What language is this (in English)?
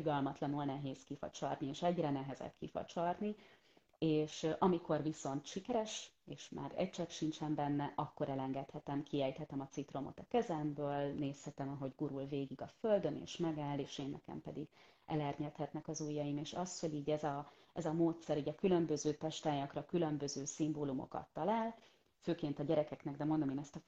Hungarian